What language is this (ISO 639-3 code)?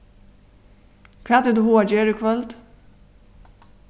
fao